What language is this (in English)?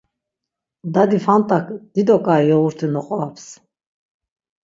Laz